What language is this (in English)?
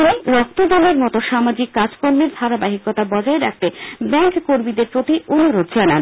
Bangla